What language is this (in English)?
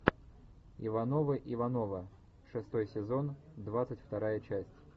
Russian